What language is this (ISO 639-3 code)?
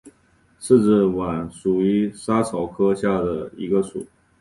zho